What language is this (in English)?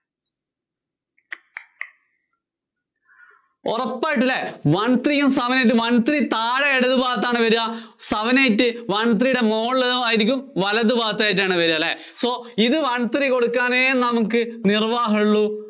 Malayalam